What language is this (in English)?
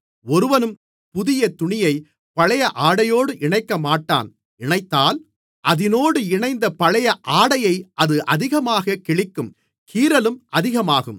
Tamil